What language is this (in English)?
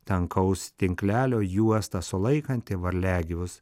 Lithuanian